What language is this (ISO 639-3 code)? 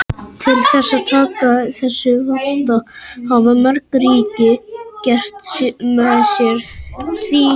isl